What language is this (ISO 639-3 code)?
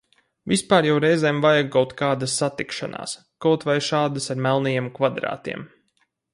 lav